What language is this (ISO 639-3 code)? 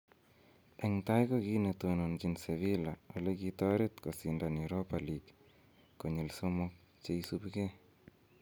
kln